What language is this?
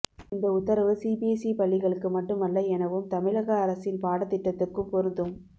Tamil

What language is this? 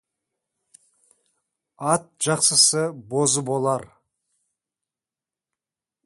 Kazakh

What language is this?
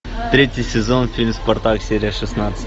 Russian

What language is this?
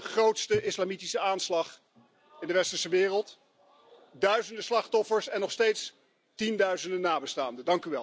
Dutch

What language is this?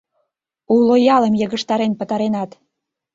Mari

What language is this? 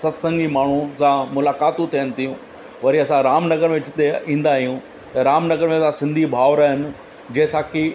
Sindhi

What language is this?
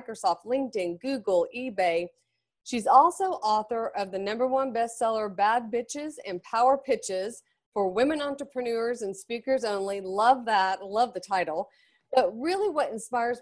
English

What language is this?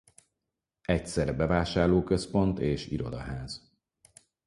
Hungarian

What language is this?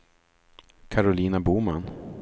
Swedish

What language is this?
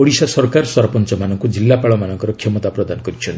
Odia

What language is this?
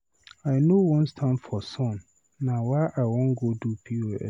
Nigerian Pidgin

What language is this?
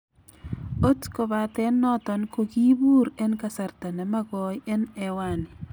Kalenjin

